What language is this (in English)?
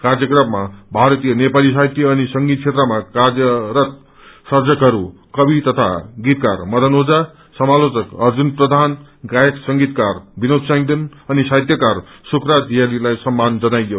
Nepali